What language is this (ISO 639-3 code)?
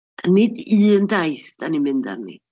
cym